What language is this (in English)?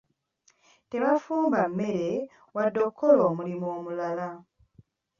Ganda